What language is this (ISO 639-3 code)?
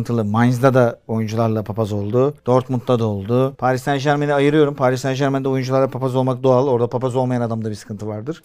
tur